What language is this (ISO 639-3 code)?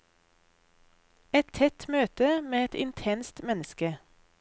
nor